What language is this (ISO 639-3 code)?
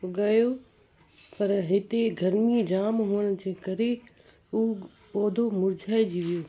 snd